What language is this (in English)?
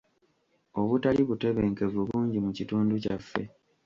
Ganda